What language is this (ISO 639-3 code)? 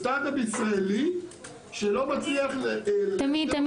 heb